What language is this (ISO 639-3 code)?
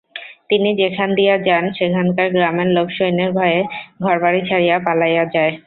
ben